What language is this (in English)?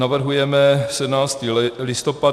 Czech